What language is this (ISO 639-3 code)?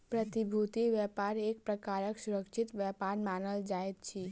mai